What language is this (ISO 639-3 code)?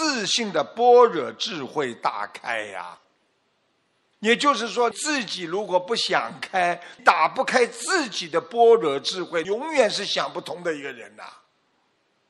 zho